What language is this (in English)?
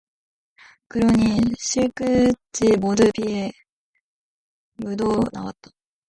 Korean